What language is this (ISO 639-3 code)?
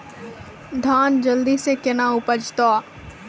mai